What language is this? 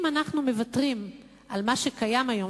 Hebrew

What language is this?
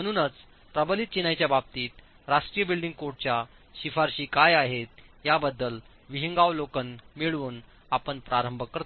Marathi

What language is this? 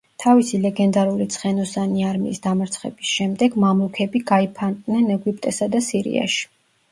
Georgian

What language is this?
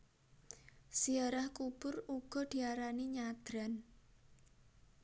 Javanese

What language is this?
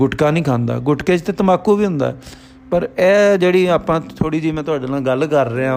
Punjabi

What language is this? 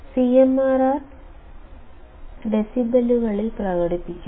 Malayalam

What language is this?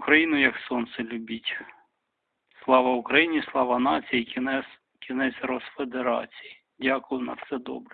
Ukrainian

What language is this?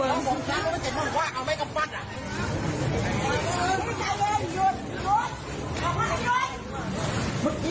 Thai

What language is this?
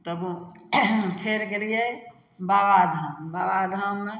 Maithili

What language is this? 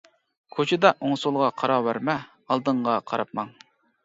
Uyghur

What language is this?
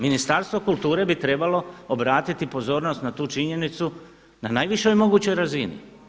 Croatian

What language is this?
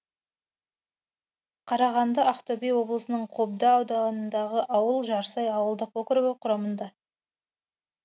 Kazakh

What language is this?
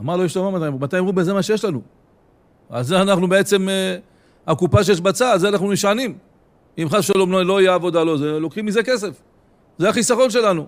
Hebrew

